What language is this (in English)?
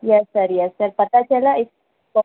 Urdu